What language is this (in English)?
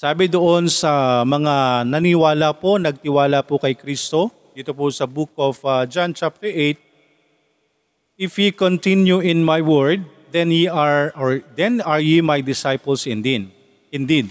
Filipino